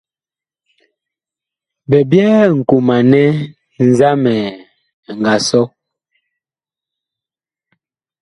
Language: Bakoko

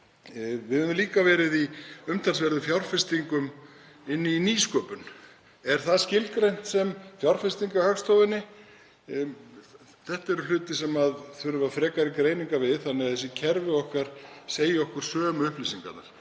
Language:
Icelandic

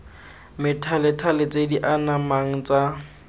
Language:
Tswana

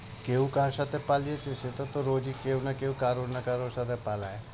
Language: Bangla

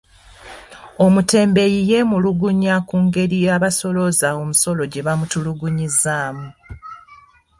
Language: Ganda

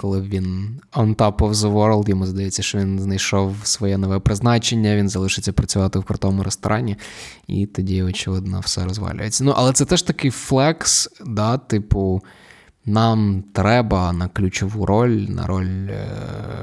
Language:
Ukrainian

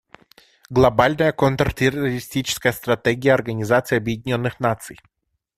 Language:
Russian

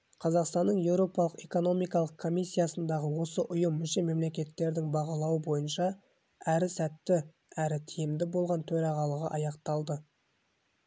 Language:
Kazakh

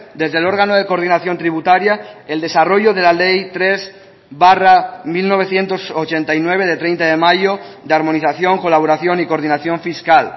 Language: Spanish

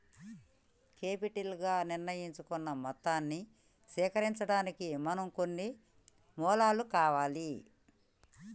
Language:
Telugu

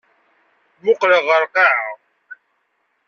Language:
Kabyle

